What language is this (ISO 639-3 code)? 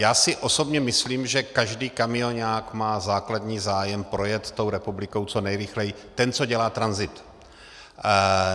ces